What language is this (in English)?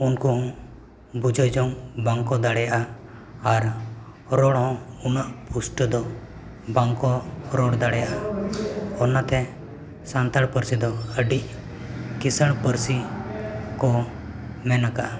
Santali